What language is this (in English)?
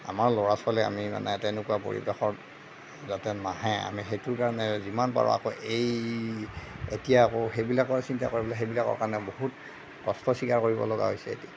Assamese